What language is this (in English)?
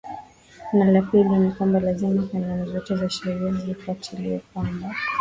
Swahili